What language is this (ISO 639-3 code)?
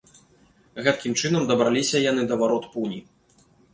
bel